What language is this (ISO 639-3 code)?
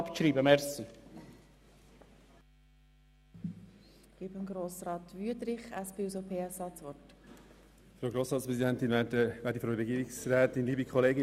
gsw